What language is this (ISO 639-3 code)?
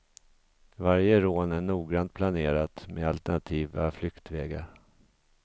swe